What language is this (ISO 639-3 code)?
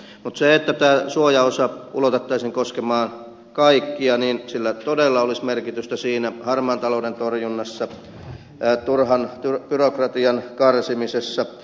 fin